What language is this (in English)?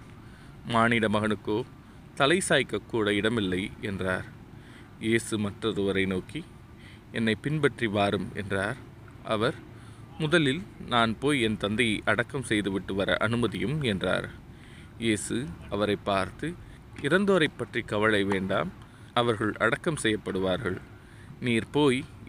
Tamil